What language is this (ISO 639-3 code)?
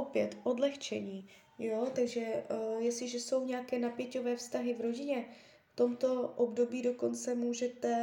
ces